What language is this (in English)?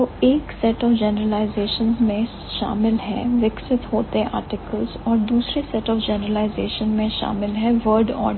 Hindi